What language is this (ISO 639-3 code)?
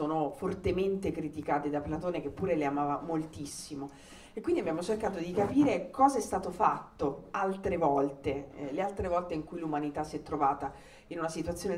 ita